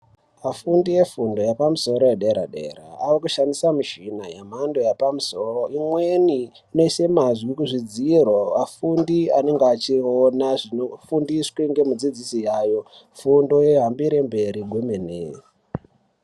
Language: Ndau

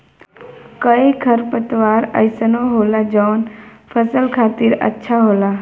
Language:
Bhojpuri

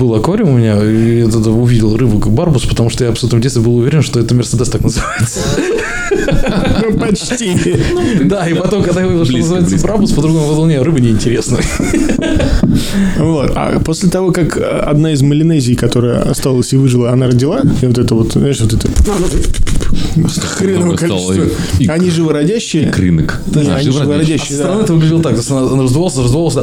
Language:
Russian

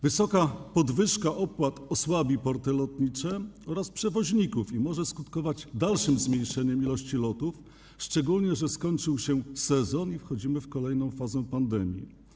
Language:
Polish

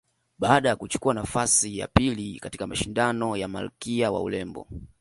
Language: Swahili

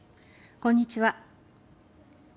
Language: Japanese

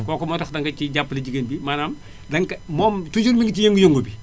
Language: Wolof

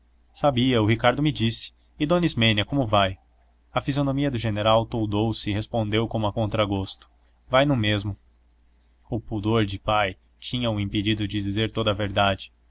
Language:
Portuguese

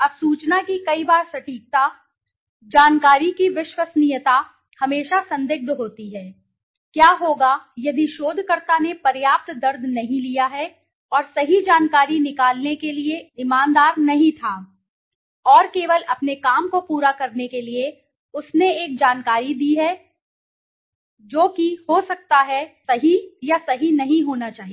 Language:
Hindi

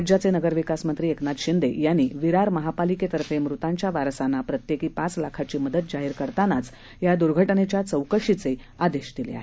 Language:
Marathi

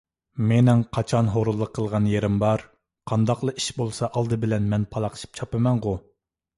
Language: Uyghur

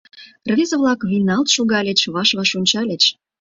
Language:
Mari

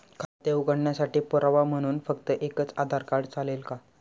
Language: Marathi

